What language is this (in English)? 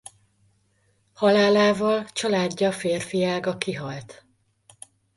Hungarian